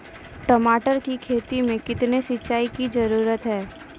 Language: Maithili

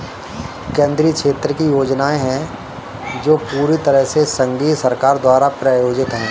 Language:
Hindi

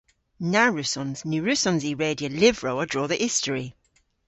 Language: Cornish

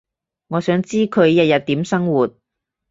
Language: Cantonese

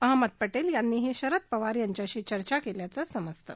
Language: Marathi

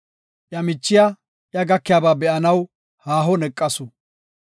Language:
Gofa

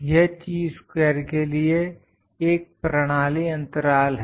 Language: Hindi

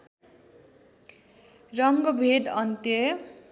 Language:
Nepali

